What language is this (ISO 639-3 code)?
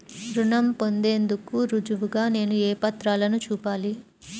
tel